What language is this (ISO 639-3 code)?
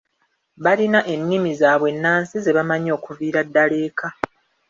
lug